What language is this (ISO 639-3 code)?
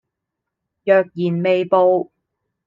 yue